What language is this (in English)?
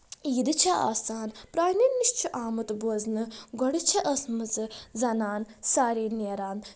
Kashmiri